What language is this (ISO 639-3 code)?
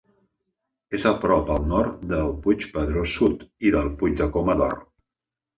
cat